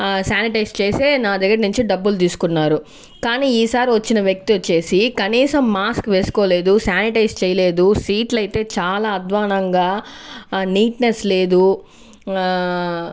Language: Telugu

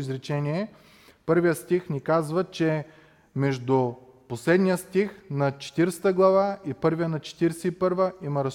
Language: Bulgarian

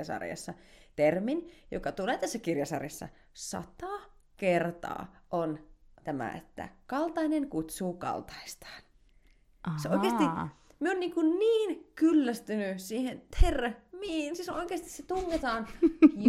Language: Finnish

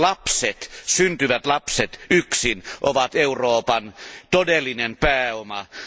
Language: Finnish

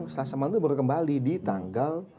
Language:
Indonesian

